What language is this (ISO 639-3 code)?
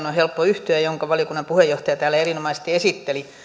fin